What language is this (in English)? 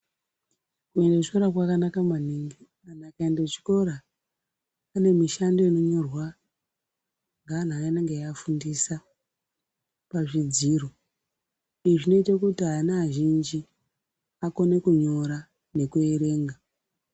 Ndau